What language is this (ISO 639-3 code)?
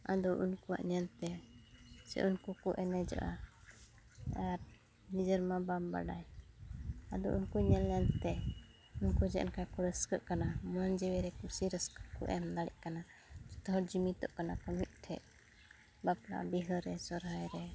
sat